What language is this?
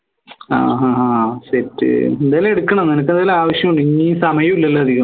Malayalam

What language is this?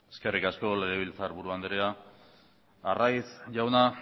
Basque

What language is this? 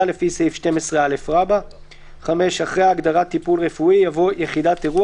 Hebrew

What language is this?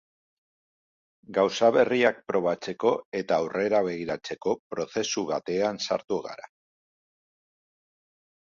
Basque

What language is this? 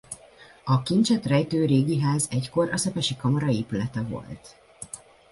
Hungarian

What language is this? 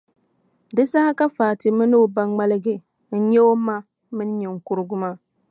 Dagbani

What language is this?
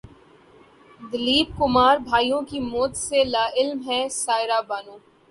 Urdu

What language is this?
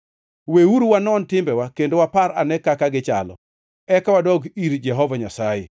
Luo (Kenya and Tanzania)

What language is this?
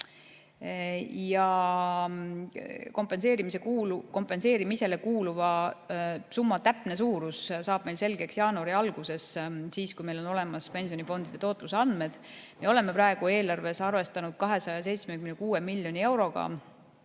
Estonian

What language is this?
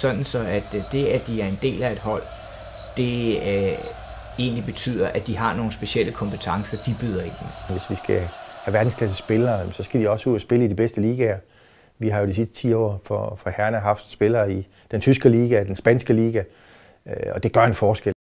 Danish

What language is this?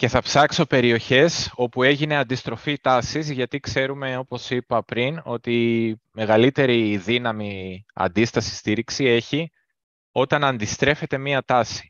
Greek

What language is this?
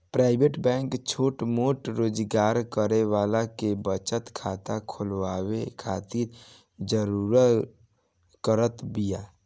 Bhojpuri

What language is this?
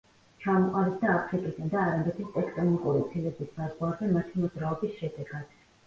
Georgian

